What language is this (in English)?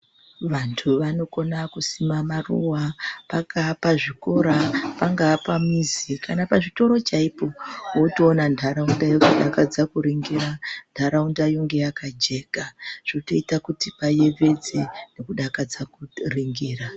Ndau